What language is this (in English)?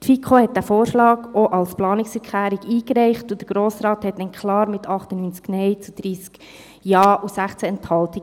Swiss German